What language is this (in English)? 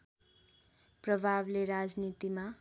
Nepali